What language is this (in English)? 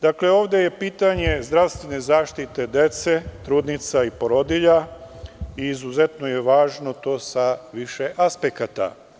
Serbian